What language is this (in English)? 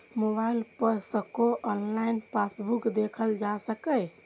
Maithili